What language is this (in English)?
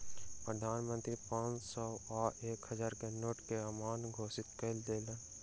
Maithili